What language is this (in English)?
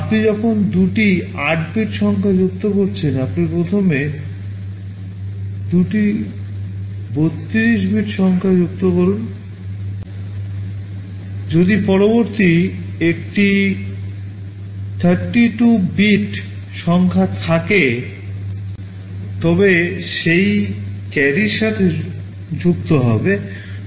Bangla